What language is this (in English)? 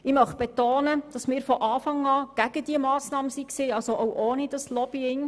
Swiss German